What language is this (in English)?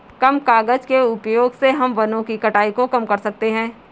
Hindi